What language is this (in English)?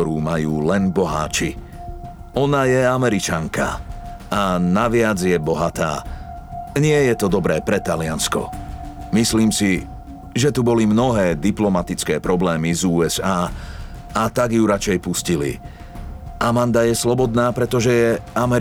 Slovak